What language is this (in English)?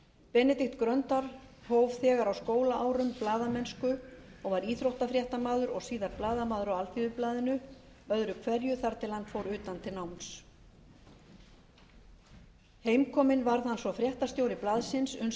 Icelandic